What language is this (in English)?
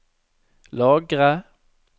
Norwegian